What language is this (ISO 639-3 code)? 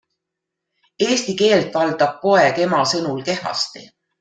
est